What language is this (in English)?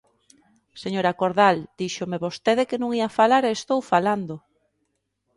Galician